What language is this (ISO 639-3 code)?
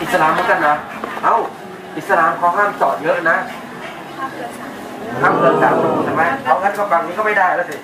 tha